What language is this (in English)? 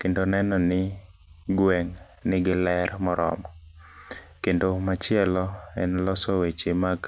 Luo (Kenya and Tanzania)